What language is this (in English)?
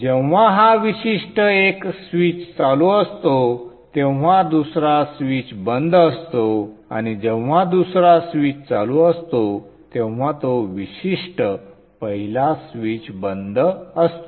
Marathi